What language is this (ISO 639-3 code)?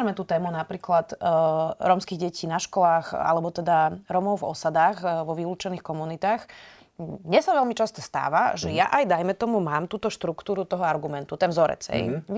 slk